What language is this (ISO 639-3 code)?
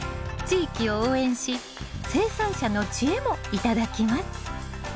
jpn